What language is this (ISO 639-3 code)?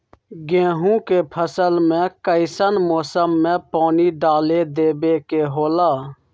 mag